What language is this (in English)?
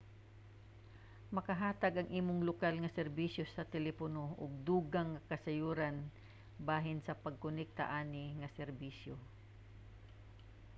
Cebuano